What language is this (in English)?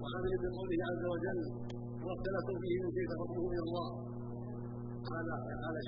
Arabic